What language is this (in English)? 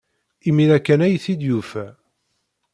Kabyle